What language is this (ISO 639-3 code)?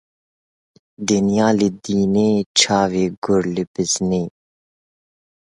kur